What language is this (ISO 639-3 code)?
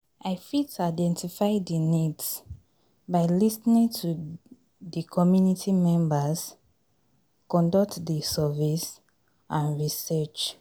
pcm